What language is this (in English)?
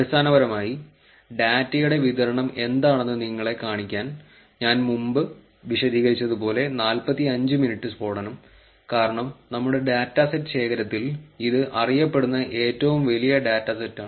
Malayalam